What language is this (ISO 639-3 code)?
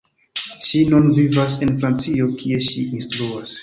epo